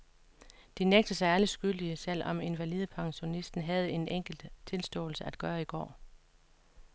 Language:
Danish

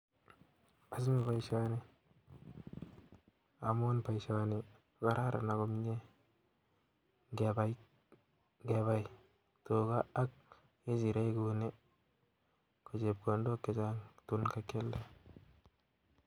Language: Kalenjin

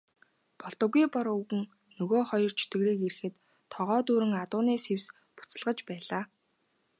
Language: Mongolian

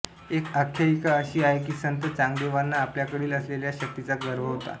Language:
Marathi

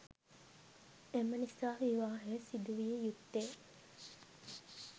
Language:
Sinhala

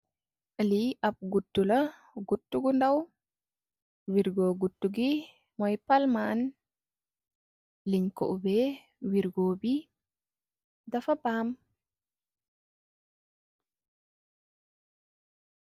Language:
Wolof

